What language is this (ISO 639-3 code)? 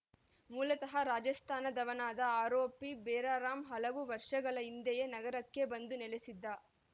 kan